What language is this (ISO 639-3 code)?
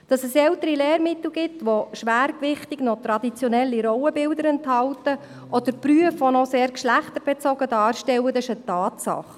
gsw